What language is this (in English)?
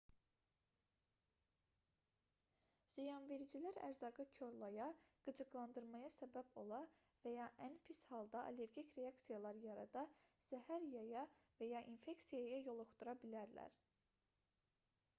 Azerbaijani